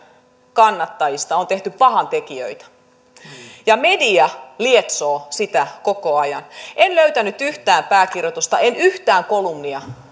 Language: Finnish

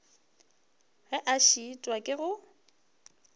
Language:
Northern Sotho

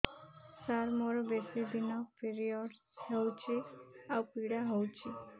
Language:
Odia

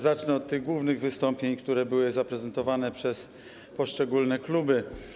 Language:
Polish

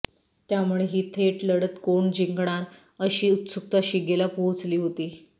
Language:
Marathi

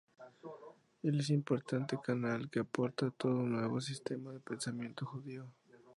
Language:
Spanish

